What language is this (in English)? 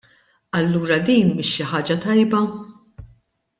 Maltese